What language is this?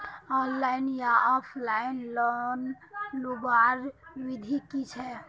Magahi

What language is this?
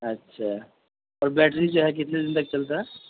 Urdu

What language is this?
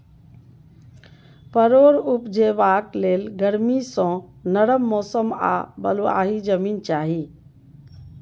Maithili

